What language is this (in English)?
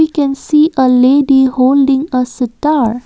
English